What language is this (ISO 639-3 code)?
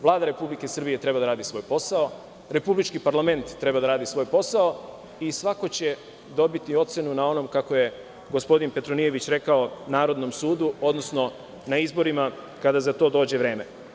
srp